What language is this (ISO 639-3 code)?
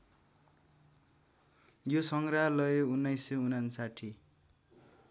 nep